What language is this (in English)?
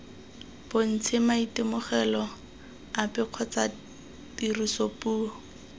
Tswana